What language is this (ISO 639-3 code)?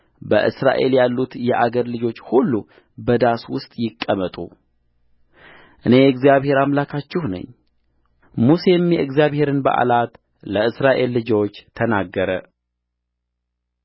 amh